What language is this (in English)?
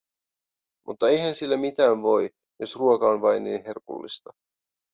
Finnish